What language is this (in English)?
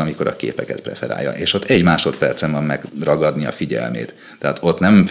Hungarian